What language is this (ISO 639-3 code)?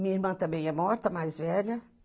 por